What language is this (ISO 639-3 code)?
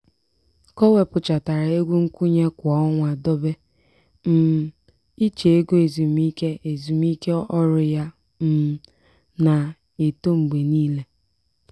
ibo